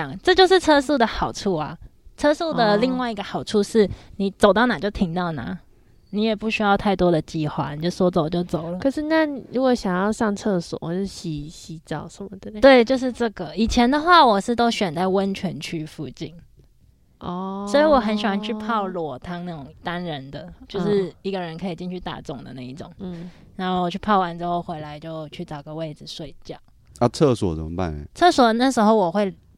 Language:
Chinese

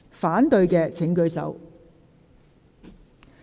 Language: Cantonese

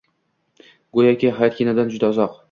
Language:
Uzbek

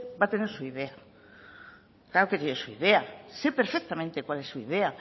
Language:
Spanish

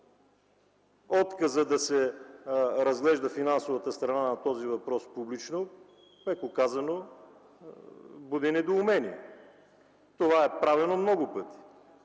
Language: Bulgarian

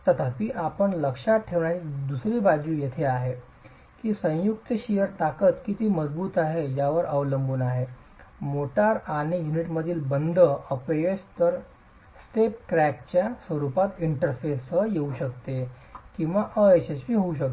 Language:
Marathi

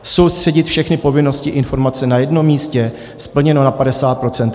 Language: Czech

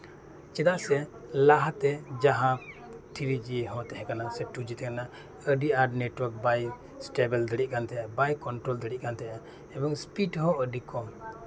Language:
Santali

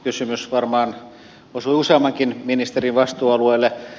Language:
Finnish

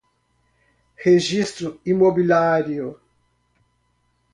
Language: Portuguese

